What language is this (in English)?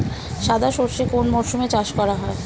Bangla